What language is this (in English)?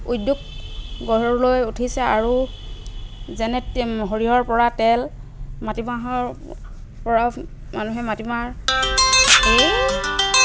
Assamese